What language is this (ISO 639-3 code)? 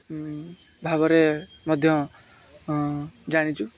ori